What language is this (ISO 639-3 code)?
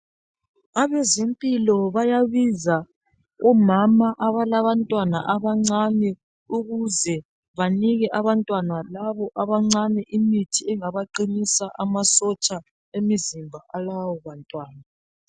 nde